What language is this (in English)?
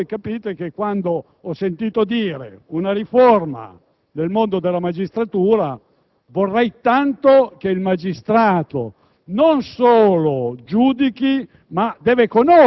Italian